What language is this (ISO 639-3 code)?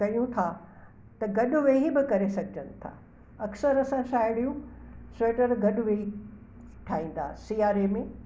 snd